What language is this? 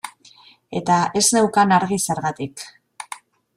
Basque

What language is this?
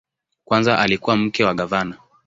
Swahili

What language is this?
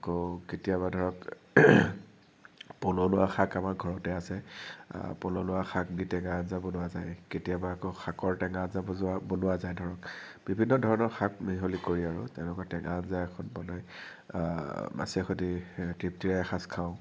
Assamese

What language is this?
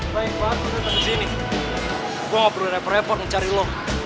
Indonesian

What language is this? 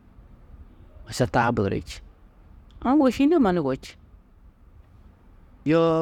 Tedaga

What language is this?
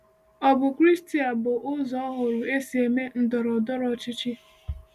Igbo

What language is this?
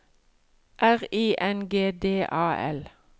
Norwegian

